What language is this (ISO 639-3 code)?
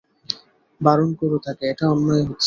ben